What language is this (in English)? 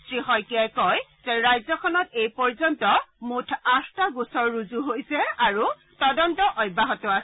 Assamese